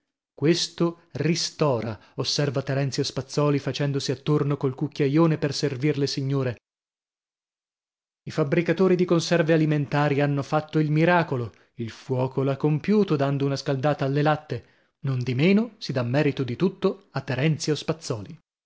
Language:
Italian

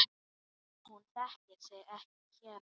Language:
Icelandic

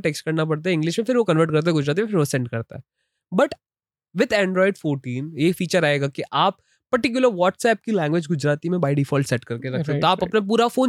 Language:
Hindi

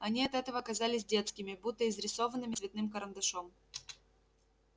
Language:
Russian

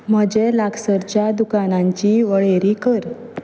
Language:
Konkani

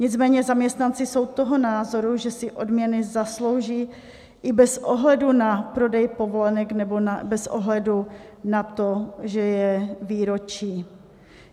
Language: Czech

